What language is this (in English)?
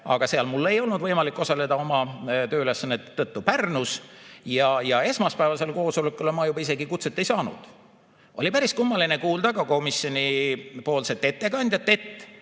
Estonian